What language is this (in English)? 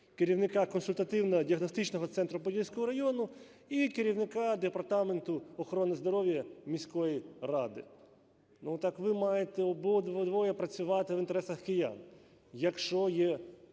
Ukrainian